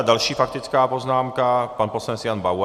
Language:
Czech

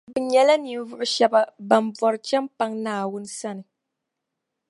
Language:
Dagbani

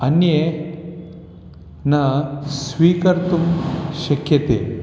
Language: Sanskrit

